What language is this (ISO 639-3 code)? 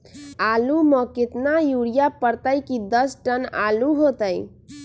mag